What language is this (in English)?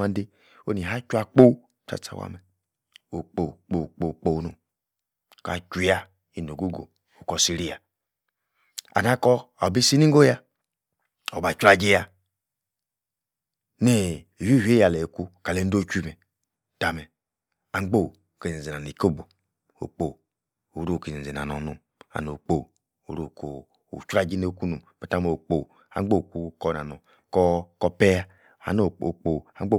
Yace